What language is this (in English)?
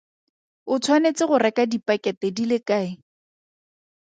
Tswana